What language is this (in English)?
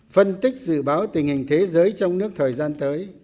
Vietnamese